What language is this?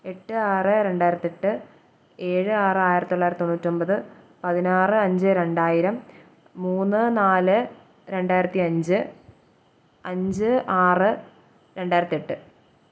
Malayalam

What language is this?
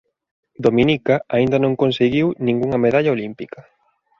Galician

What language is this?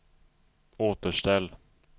Swedish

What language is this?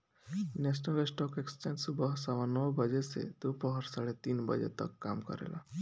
Bhojpuri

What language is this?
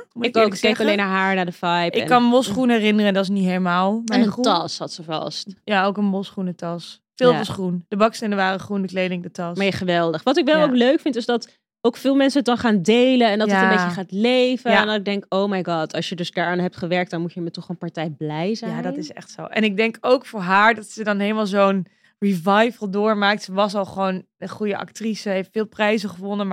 Dutch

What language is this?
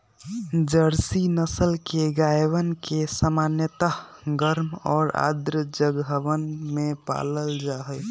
Magahi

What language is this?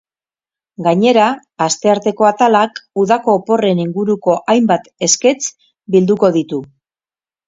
Basque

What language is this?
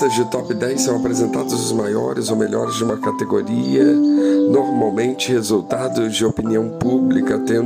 Portuguese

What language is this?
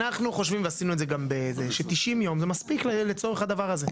Hebrew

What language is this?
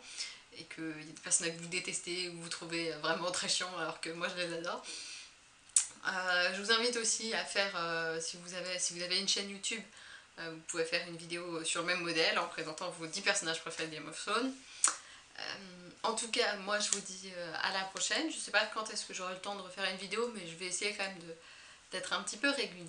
French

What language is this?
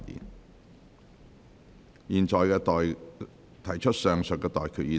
Cantonese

